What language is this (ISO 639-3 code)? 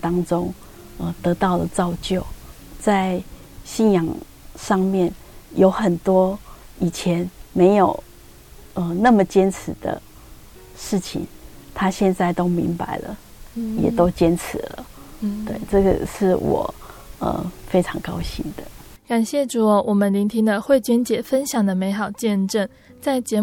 zho